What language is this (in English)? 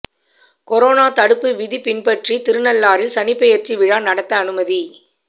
Tamil